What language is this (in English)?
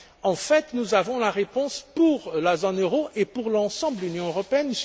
French